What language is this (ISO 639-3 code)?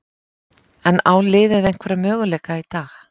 isl